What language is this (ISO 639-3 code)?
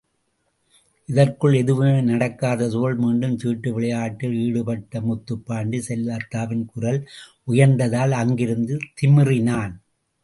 tam